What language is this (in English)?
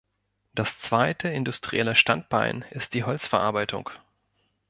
German